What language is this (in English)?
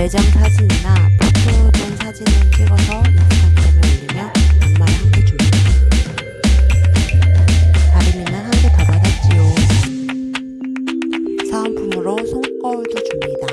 Korean